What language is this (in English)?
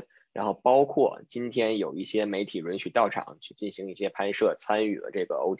Chinese